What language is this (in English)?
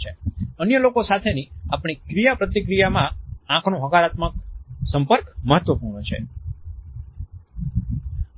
Gujarati